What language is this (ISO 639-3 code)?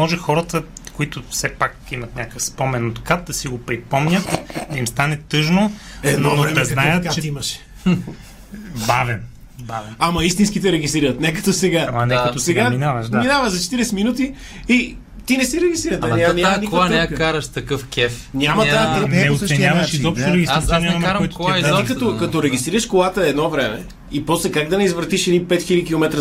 bul